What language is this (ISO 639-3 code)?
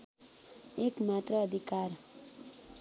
nep